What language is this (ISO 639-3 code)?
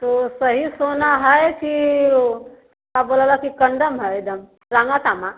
hin